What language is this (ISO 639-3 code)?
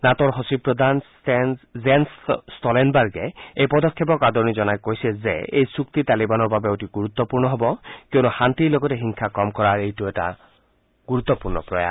asm